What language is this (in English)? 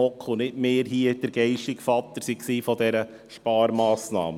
Swiss German